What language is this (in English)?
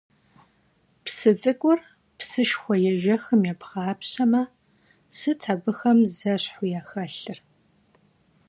Kabardian